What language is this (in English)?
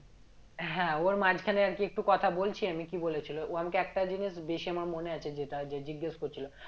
Bangla